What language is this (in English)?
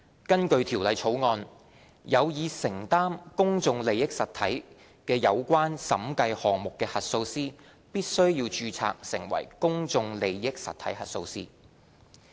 Cantonese